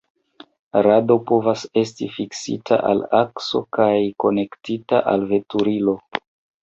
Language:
Esperanto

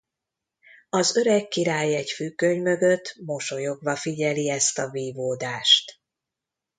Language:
Hungarian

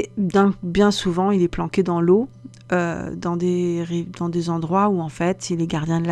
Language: French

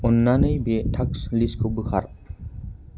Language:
Bodo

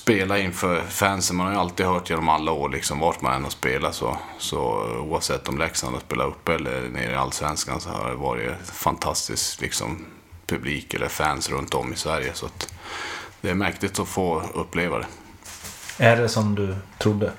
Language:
Swedish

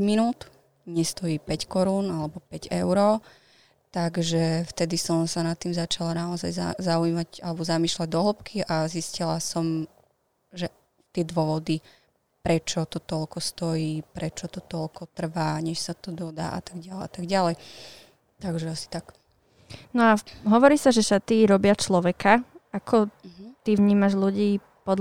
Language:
Slovak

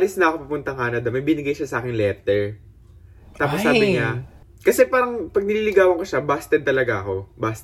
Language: Filipino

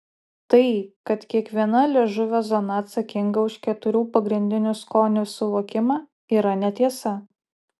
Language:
Lithuanian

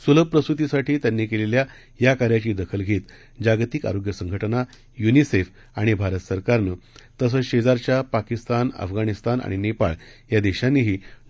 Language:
Marathi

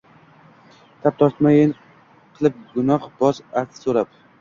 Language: Uzbek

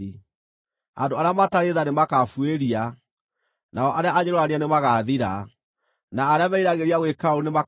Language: Kikuyu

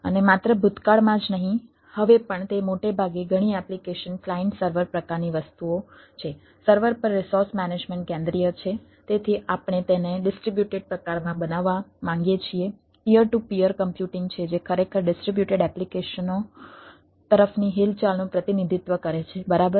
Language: Gujarati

